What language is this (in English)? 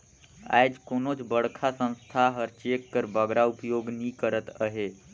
Chhattisgarhi